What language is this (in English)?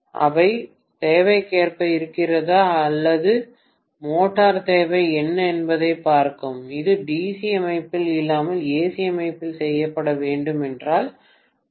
Tamil